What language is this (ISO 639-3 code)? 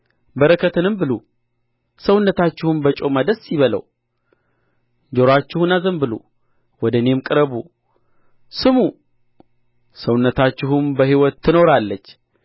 amh